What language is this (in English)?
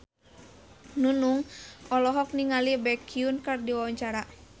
Sundanese